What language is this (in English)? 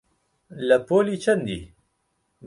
Central Kurdish